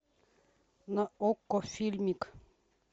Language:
Russian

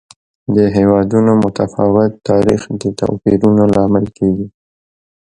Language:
Pashto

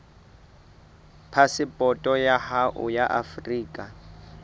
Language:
Southern Sotho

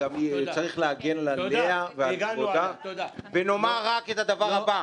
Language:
Hebrew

